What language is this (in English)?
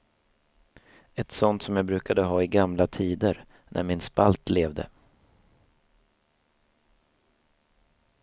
Swedish